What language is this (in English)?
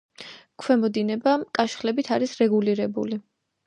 Georgian